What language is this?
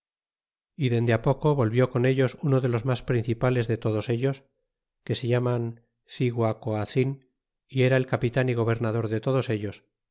Spanish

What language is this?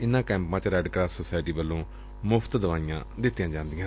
Punjabi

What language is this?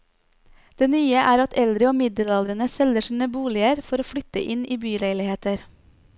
Norwegian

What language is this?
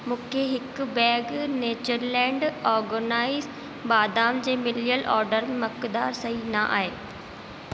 Sindhi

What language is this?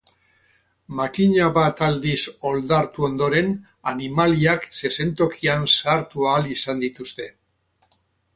Basque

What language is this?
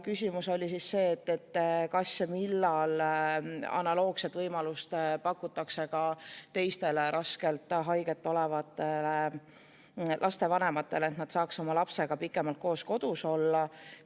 Estonian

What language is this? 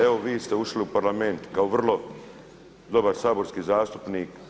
Croatian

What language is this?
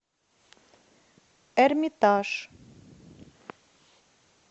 Russian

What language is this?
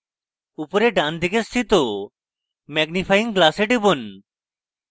Bangla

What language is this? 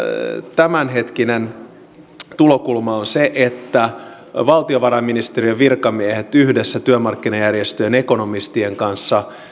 Finnish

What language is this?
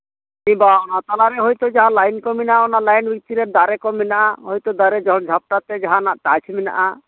Santali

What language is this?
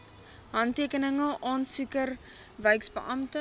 Afrikaans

